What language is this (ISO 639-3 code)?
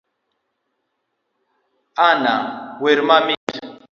luo